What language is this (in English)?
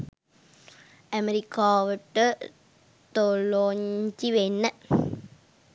Sinhala